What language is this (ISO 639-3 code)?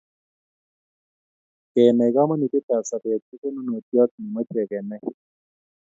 kln